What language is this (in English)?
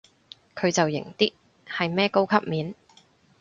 Cantonese